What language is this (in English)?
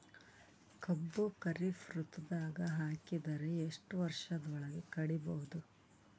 Kannada